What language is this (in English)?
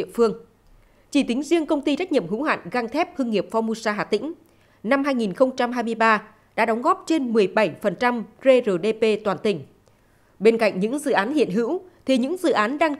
Vietnamese